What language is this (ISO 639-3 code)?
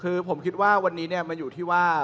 tha